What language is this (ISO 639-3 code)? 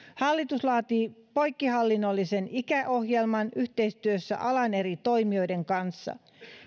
fin